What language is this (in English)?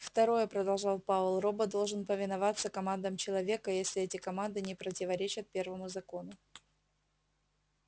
Russian